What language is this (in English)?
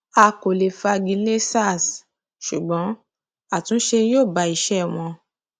Yoruba